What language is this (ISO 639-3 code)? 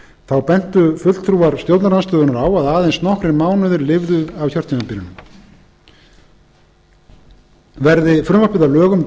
isl